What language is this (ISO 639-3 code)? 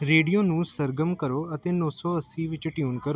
pan